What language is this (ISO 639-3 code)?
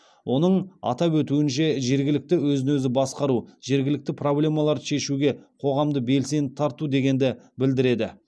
kaz